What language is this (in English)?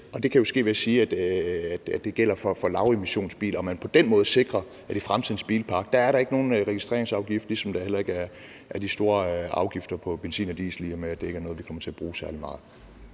Danish